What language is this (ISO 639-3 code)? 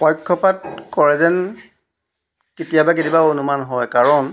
asm